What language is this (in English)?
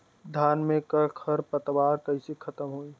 Bhojpuri